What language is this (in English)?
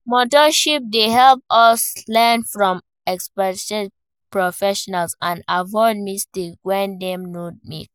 Nigerian Pidgin